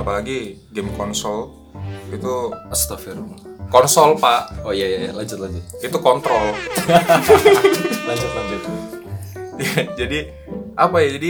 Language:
Indonesian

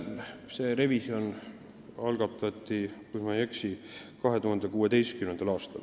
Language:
Estonian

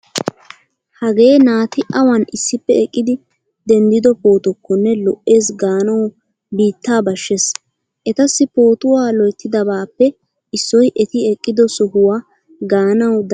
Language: Wolaytta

